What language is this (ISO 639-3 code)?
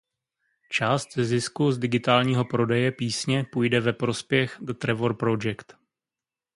ces